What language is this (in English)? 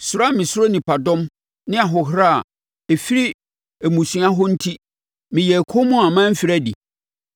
Akan